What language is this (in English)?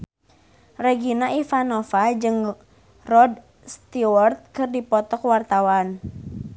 Sundanese